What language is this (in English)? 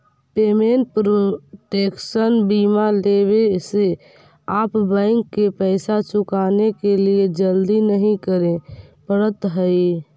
Magahi